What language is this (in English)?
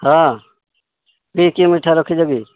Odia